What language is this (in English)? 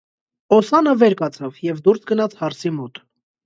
Armenian